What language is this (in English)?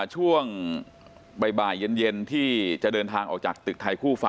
Thai